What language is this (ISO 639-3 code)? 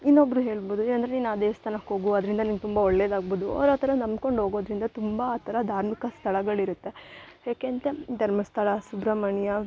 kan